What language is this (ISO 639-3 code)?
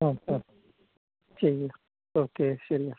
mal